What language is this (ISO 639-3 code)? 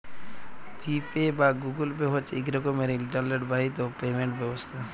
ben